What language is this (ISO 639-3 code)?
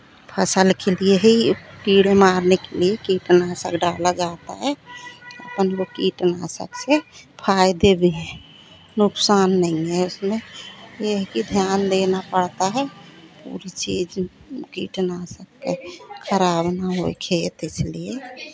hin